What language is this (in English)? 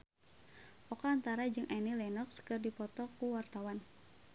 Sundanese